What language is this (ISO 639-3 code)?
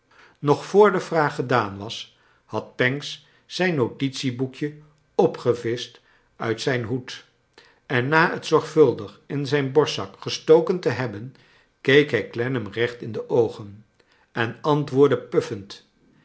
nld